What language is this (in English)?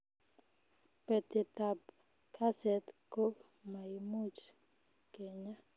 Kalenjin